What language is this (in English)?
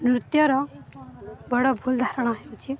Odia